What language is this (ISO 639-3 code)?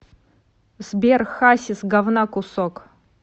rus